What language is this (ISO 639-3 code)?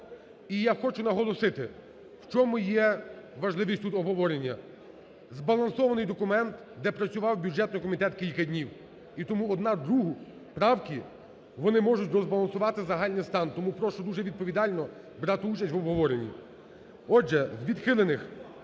ukr